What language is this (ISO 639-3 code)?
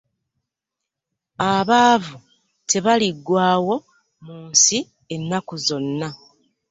lug